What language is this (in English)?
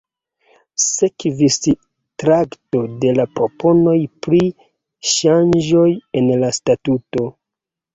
Esperanto